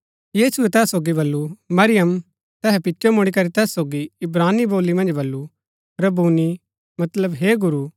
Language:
Gaddi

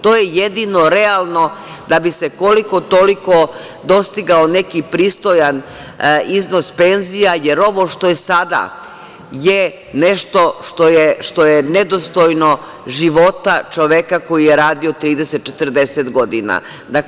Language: Serbian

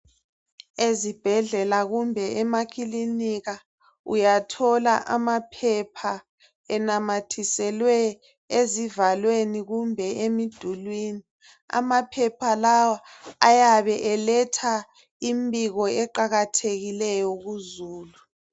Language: North Ndebele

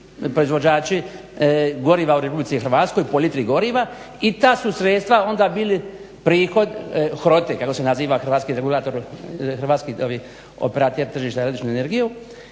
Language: Croatian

